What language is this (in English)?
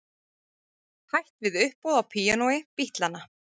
Icelandic